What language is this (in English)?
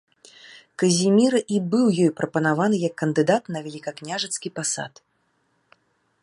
Belarusian